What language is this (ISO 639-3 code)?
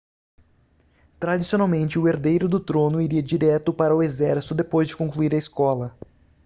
por